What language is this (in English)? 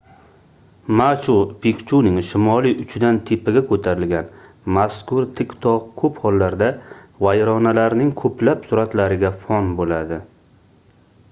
Uzbek